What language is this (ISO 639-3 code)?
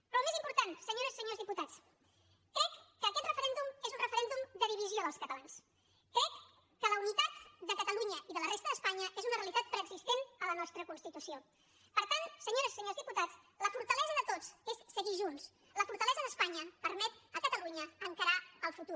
cat